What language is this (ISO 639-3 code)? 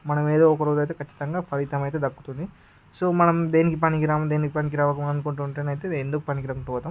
tel